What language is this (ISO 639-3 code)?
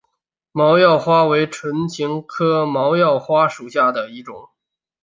zho